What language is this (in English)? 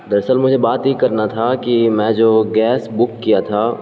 Urdu